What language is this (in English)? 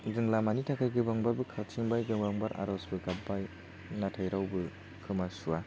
Bodo